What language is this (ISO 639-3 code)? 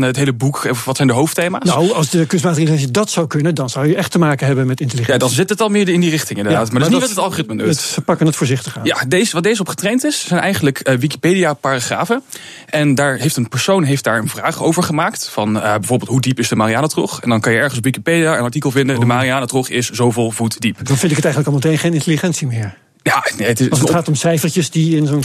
nld